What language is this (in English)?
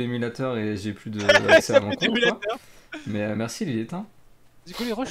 French